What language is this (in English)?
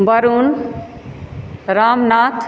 Maithili